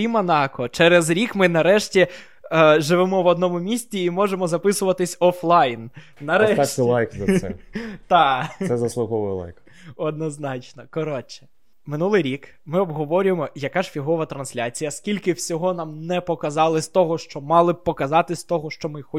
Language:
Ukrainian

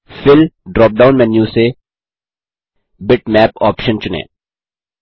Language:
Hindi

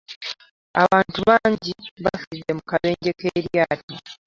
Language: Ganda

